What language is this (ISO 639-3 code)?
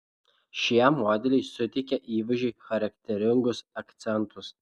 lit